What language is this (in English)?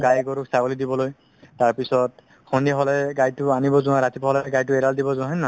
Assamese